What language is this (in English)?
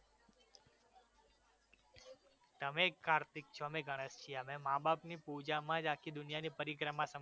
Gujarati